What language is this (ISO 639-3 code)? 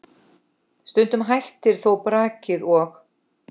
isl